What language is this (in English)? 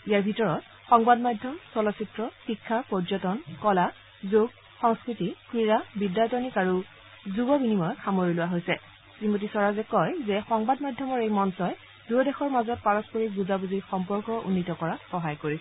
Assamese